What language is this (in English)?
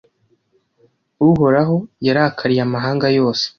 Kinyarwanda